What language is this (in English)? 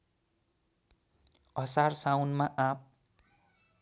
Nepali